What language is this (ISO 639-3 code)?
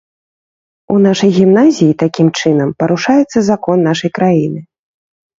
bel